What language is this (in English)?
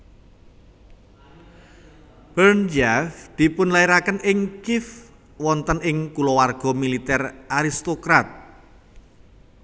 Javanese